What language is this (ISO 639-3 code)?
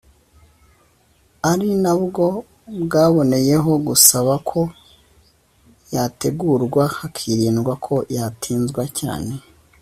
kin